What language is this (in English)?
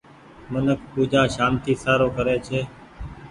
Goaria